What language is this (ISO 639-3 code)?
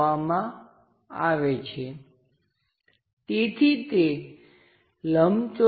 guj